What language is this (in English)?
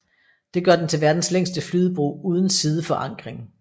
Danish